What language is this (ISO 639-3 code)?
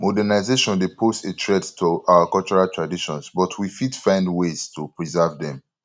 pcm